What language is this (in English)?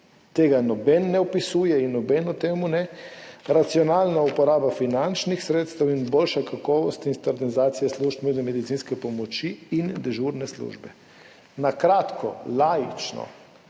Slovenian